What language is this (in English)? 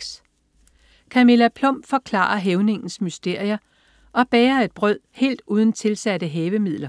Danish